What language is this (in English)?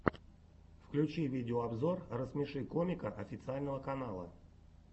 Russian